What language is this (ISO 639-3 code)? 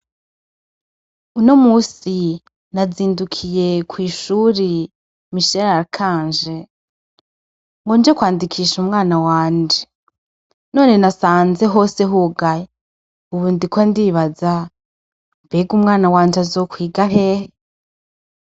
run